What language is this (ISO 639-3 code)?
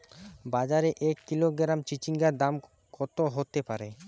ben